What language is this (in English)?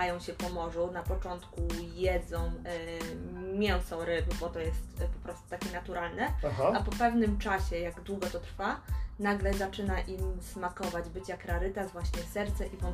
Polish